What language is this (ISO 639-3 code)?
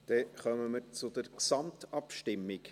gsw